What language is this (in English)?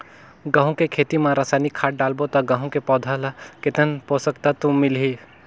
Chhattisgarhi